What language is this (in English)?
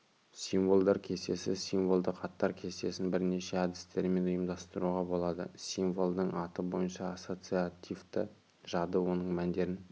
Kazakh